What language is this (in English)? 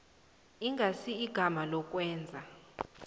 South Ndebele